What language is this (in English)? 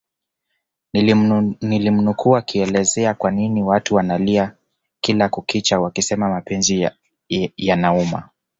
Swahili